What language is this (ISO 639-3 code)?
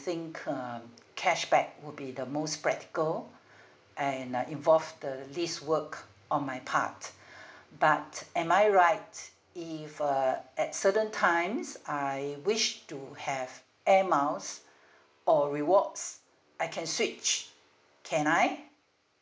eng